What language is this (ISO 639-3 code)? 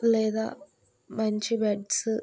tel